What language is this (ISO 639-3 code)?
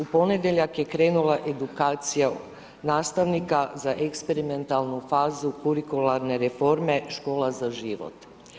hrv